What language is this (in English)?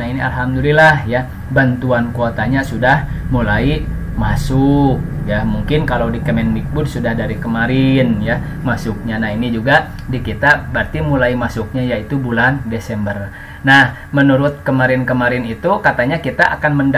Indonesian